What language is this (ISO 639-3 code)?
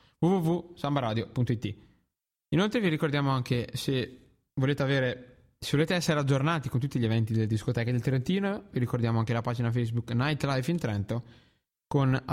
ita